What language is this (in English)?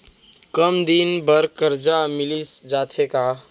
Chhattisgarhi